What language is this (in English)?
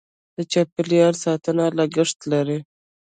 Pashto